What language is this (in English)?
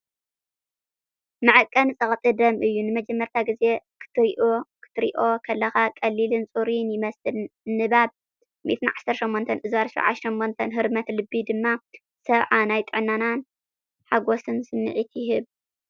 Tigrinya